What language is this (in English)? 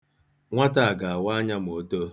Igbo